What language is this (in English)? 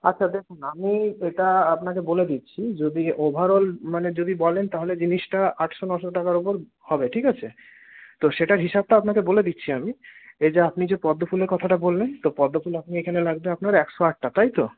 Bangla